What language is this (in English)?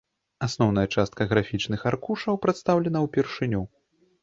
Belarusian